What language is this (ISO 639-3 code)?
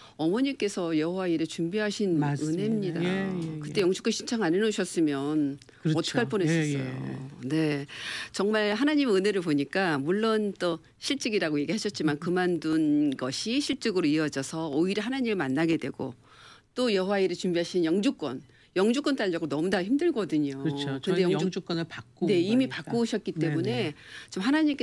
kor